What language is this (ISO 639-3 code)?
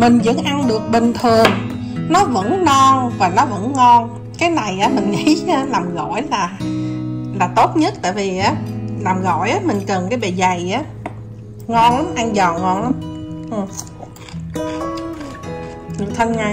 vie